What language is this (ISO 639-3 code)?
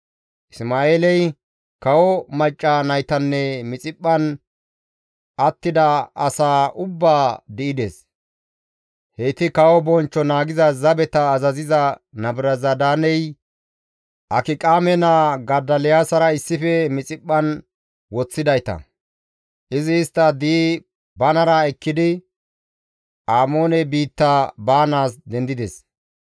gmv